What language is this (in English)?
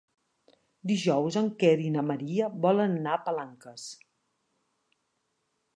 Catalan